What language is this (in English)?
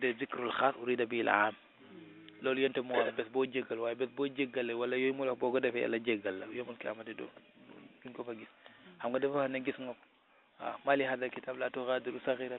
Arabic